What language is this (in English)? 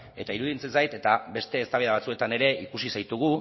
Basque